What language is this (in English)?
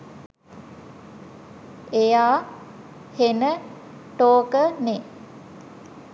Sinhala